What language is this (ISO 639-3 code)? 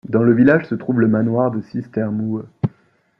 fra